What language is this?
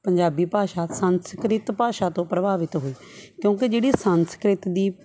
Punjabi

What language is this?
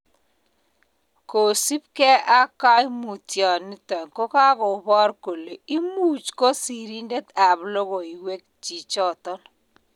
Kalenjin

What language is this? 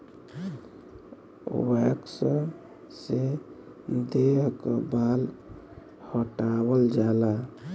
Bhojpuri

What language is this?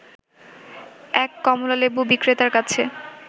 Bangla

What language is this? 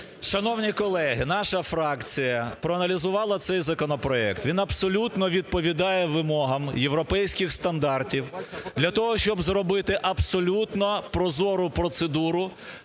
Ukrainian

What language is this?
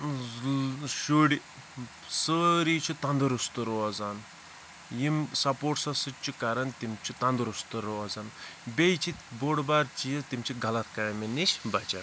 Kashmiri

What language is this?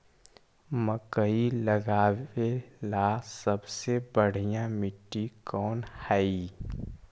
Magahi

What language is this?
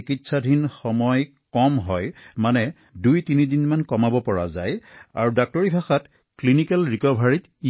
Assamese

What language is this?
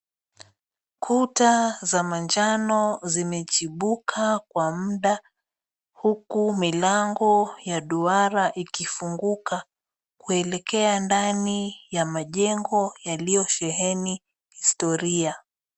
Swahili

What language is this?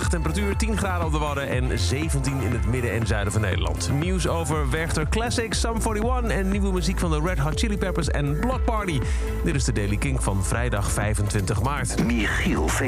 Dutch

